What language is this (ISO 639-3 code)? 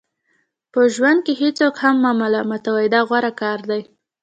pus